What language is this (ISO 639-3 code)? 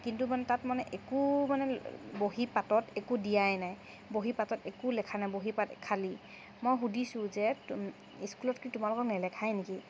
asm